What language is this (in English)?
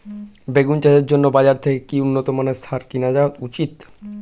Bangla